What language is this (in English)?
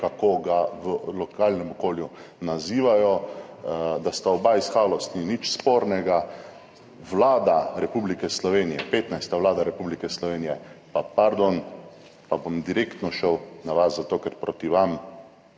Slovenian